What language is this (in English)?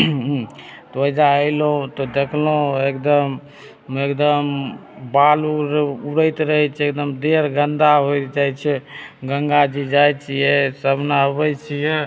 Maithili